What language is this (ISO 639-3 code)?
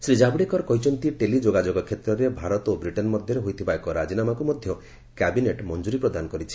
ori